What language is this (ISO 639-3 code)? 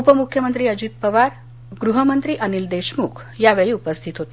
mar